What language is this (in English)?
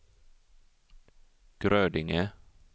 Swedish